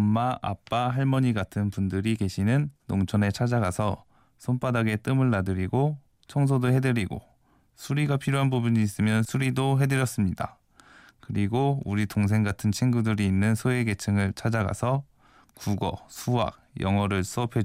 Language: Korean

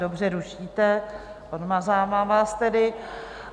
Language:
Czech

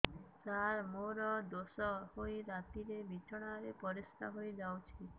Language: Odia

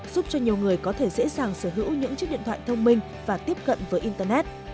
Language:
Vietnamese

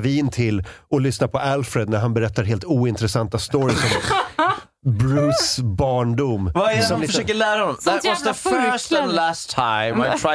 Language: Swedish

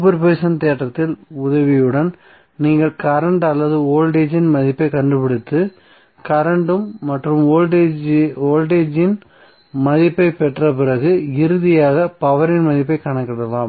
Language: Tamil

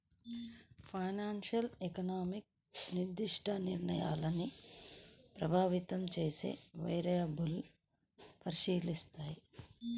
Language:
Telugu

